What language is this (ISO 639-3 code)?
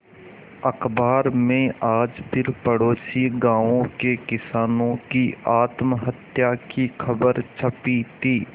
hin